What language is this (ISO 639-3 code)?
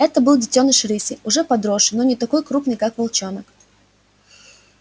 rus